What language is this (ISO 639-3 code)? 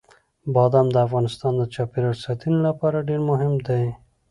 pus